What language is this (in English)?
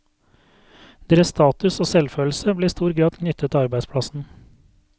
Norwegian